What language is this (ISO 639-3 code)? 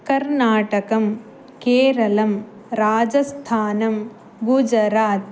san